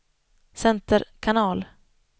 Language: Swedish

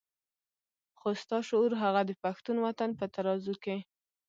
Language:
Pashto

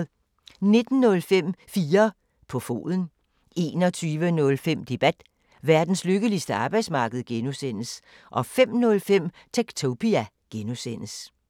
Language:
Danish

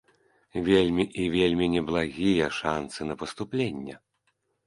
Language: Belarusian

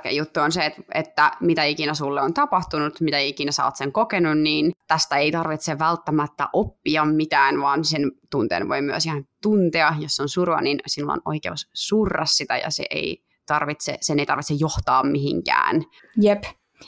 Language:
Finnish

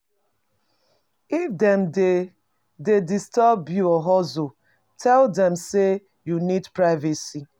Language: Nigerian Pidgin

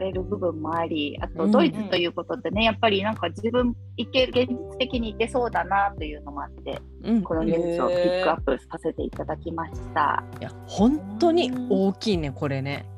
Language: Japanese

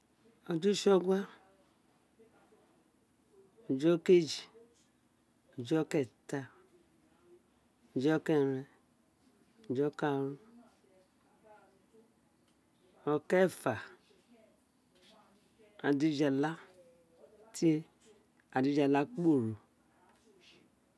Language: Isekiri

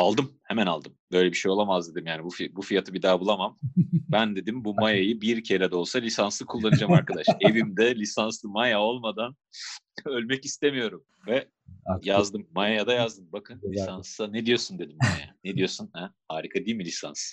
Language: Turkish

